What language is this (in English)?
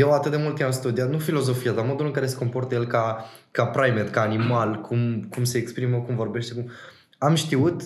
Romanian